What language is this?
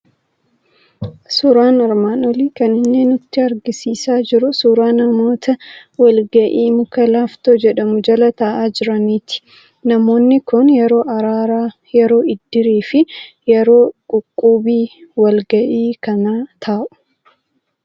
Oromo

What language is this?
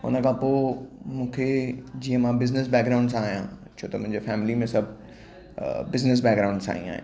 Sindhi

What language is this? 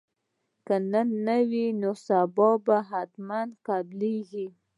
Pashto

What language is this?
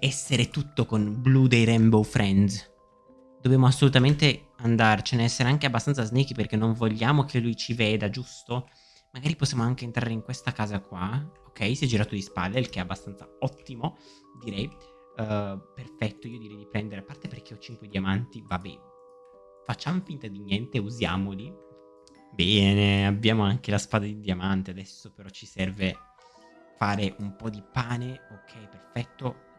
Italian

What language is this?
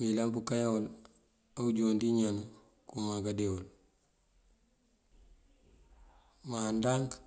Mandjak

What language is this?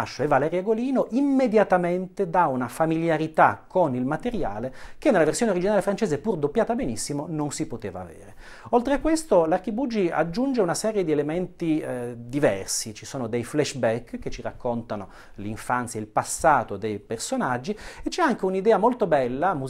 Italian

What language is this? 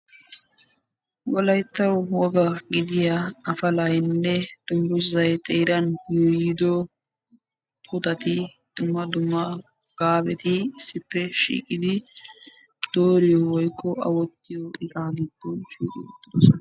Wolaytta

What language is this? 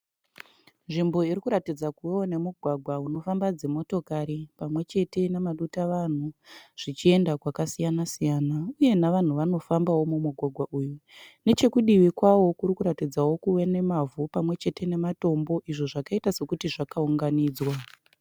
Shona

